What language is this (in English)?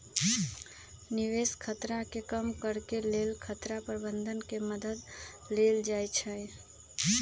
Magahi